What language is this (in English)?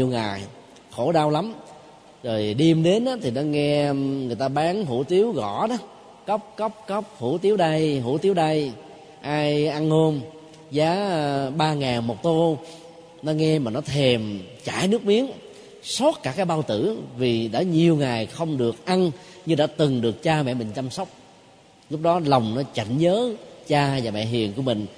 Vietnamese